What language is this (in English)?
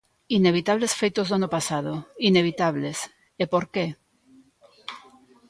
Galician